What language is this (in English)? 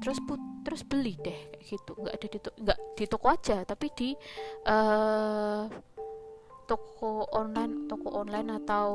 Indonesian